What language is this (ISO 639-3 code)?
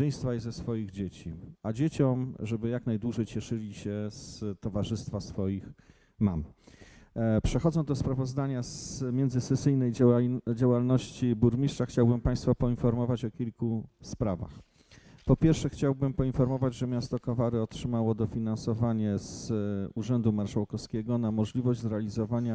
pol